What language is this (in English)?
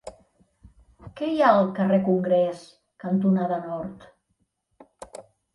Catalan